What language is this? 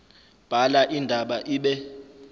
Zulu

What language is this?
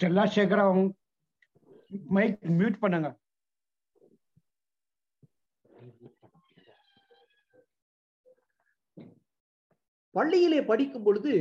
Tamil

